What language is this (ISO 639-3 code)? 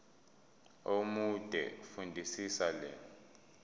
zul